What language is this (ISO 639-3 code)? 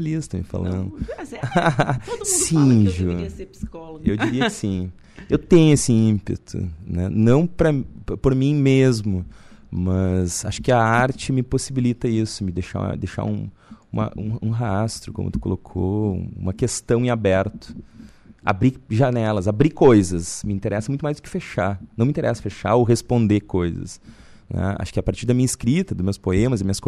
por